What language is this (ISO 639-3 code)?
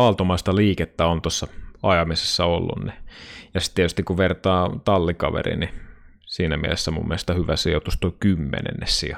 fin